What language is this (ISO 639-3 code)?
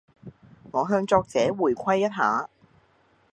yue